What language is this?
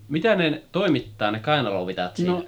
Finnish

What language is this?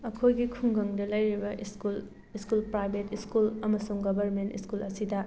Manipuri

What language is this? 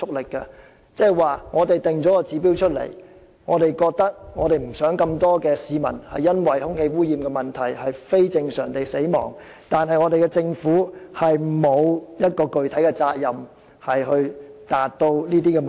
Cantonese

